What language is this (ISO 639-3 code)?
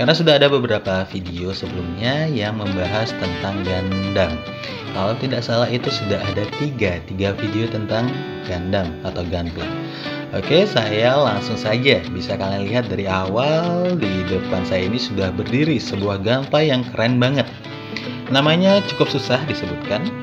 ind